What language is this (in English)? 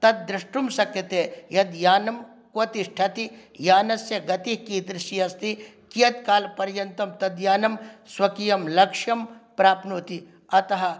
Sanskrit